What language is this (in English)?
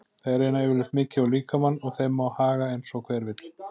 Icelandic